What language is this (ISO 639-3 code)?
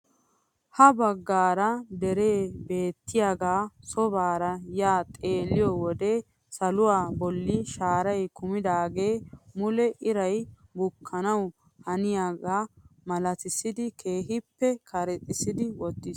wal